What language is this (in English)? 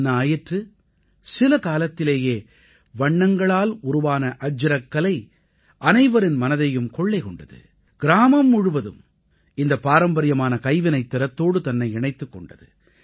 Tamil